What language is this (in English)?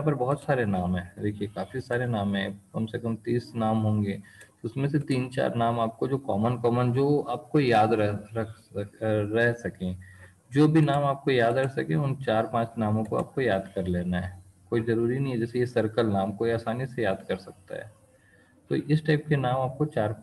Hindi